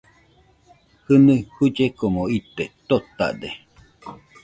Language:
Nüpode Huitoto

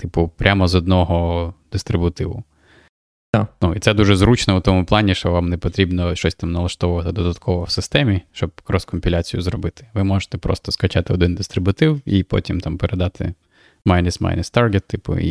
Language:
Ukrainian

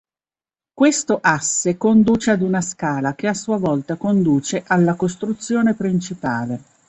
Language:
Italian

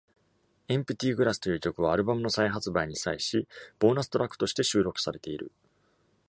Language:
Japanese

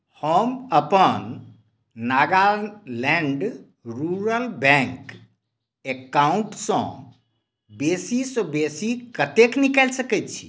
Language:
Maithili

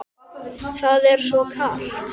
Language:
Icelandic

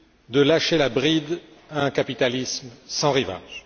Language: French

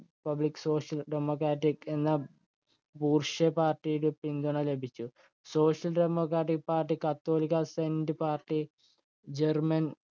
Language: Malayalam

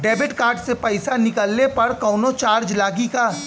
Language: Bhojpuri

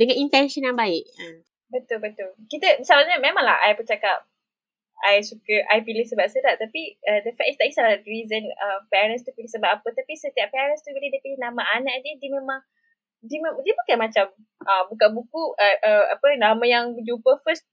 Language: Malay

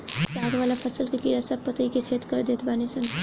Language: Bhojpuri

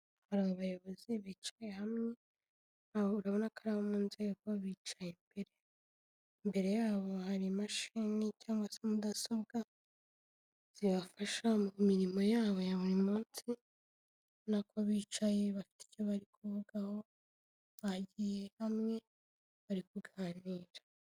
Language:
Kinyarwanda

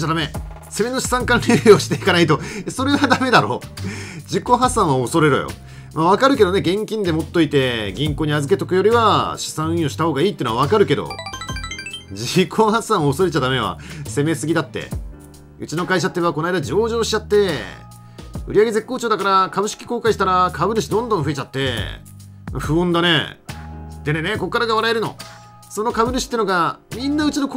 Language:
Japanese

